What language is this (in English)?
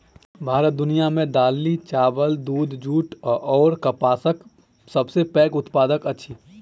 Maithili